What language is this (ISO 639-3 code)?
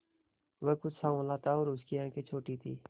hin